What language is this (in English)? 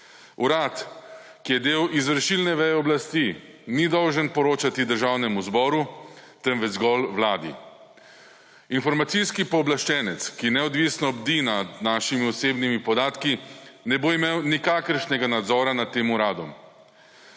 Slovenian